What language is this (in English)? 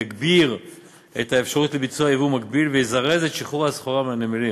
Hebrew